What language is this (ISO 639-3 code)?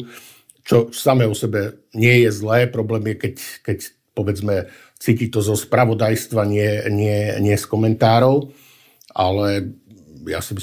slk